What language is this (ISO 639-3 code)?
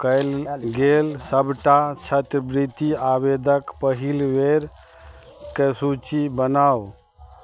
mai